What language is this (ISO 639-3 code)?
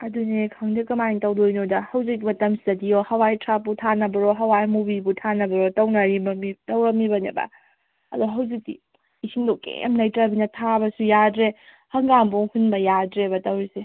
mni